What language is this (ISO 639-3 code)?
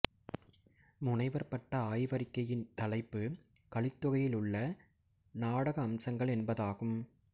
tam